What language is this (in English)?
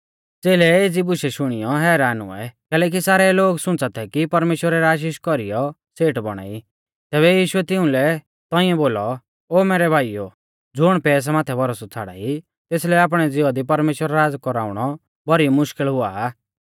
Mahasu Pahari